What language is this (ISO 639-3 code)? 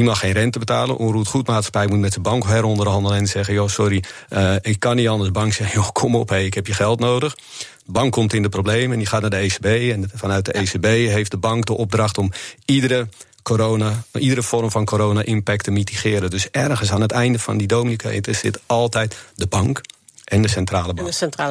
nld